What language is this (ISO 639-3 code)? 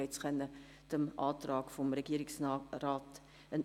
gsw